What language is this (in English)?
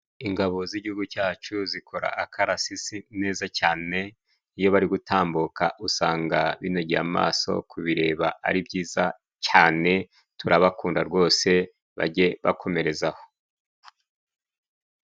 Kinyarwanda